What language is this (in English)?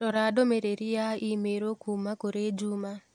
Kikuyu